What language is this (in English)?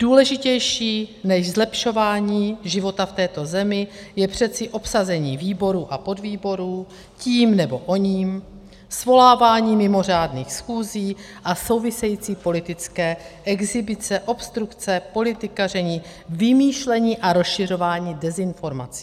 Czech